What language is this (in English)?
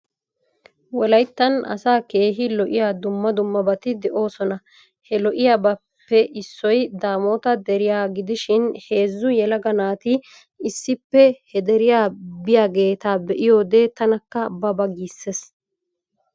Wolaytta